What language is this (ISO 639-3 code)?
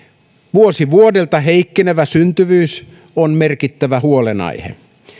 fin